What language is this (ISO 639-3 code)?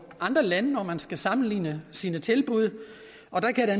dan